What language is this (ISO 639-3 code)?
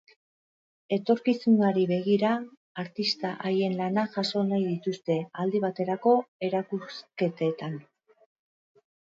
eus